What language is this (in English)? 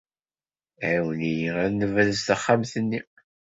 Kabyle